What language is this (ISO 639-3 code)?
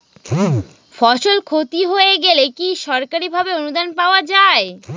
ben